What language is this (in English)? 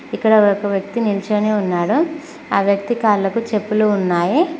Telugu